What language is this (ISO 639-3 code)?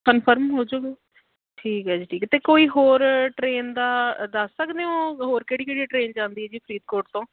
pan